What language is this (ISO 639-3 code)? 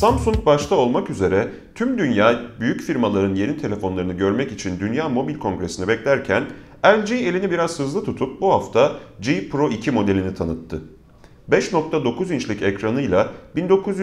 tur